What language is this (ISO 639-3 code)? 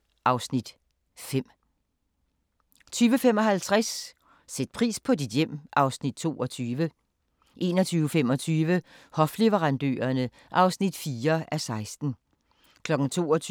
dan